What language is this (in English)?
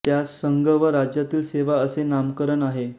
Marathi